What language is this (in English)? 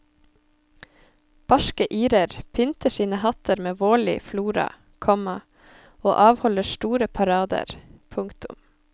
Norwegian